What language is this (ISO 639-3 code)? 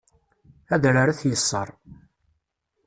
kab